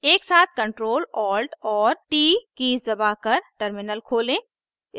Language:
Hindi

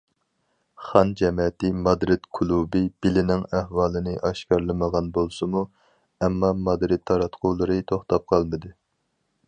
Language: Uyghur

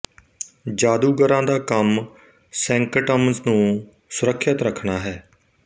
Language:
Punjabi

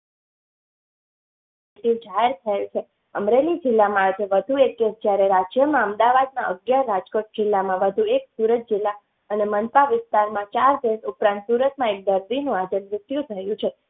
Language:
Gujarati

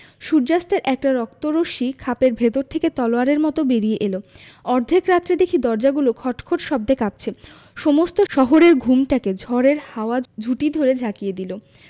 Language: Bangla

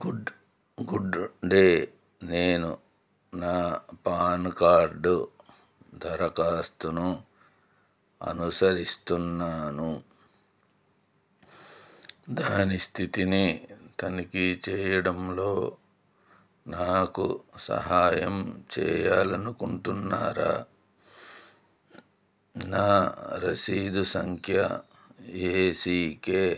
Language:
Telugu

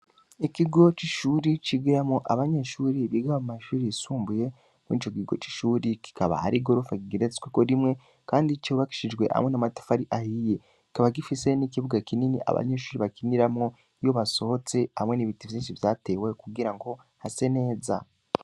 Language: Rundi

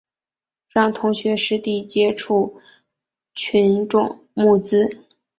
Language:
Chinese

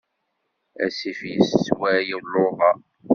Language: Kabyle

